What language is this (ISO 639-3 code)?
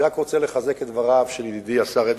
heb